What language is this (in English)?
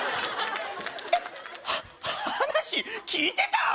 Japanese